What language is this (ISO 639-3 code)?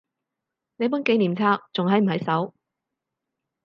yue